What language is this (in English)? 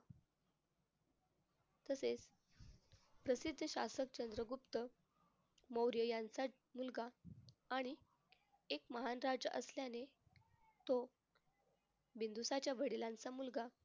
Marathi